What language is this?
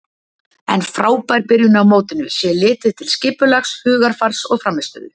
Icelandic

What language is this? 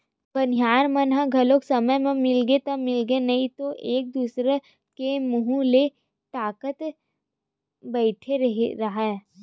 Chhattisgarhi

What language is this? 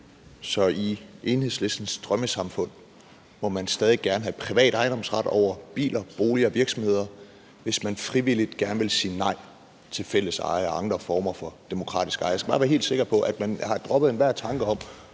Danish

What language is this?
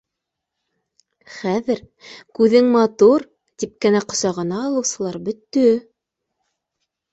Bashkir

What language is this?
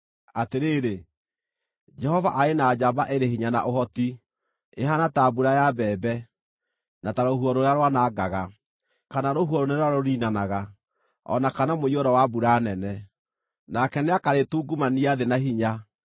Kikuyu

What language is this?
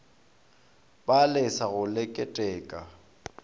Northern Sotho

